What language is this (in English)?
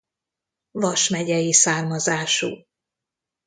Hungarian